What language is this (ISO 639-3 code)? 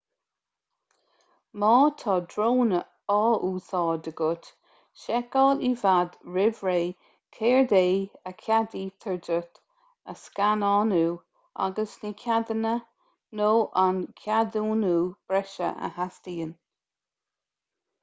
gle